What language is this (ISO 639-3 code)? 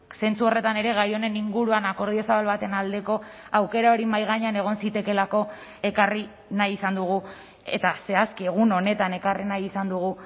eus